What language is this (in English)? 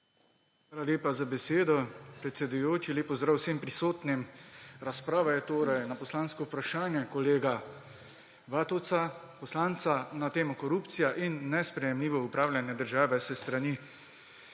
Slovenian